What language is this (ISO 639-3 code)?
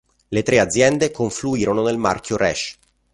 ita